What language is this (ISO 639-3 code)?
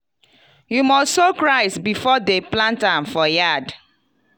pcm